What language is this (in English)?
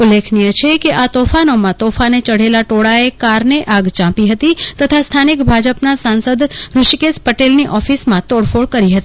Gujarati